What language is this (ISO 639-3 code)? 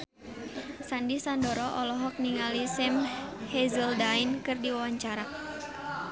sun